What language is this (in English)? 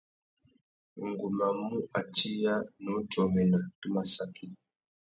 Tuki